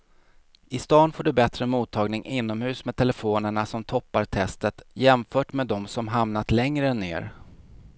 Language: Swedish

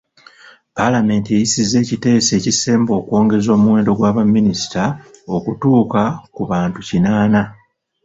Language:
Ganda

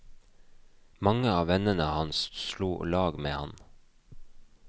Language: Norwegian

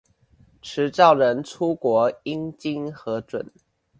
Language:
Chinese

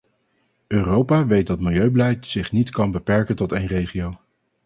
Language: Dutch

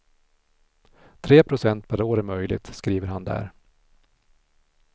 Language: Swedish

